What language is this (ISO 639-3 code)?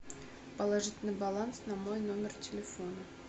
rus